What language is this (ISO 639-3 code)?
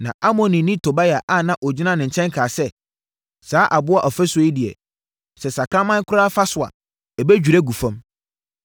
aka